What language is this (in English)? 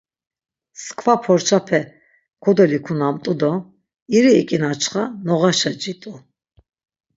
Laz